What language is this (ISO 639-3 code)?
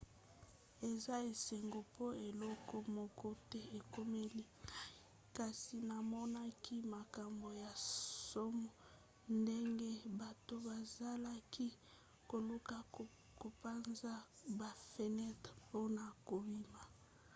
lin